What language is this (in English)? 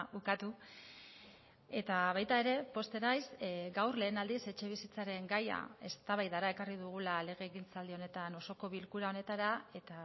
Basque